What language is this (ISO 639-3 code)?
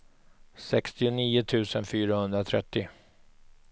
swe